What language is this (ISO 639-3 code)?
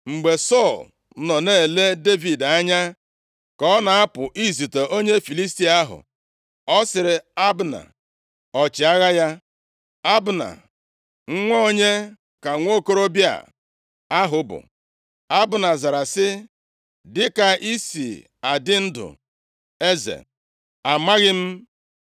ibo